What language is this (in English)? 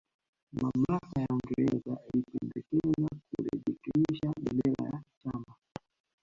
Swahili